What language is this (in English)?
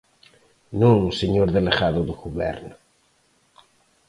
Galician